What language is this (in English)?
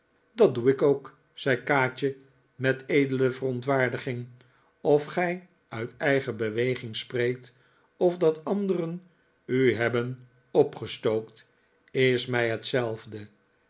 Dutch